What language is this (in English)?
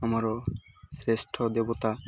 Odia